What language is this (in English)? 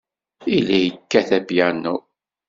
Kabyle